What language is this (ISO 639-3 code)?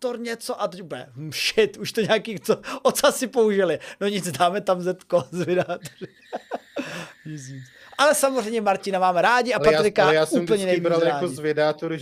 ces